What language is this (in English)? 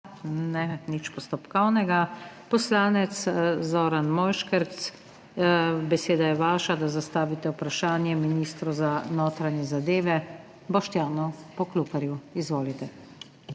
Slovenian